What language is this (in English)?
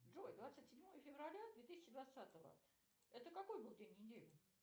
Russian